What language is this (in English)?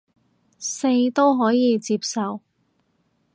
Cantonese